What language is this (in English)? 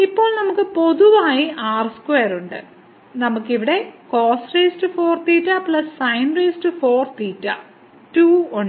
Malayalam